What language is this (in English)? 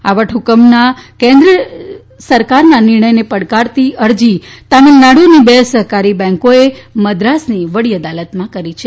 Gujarati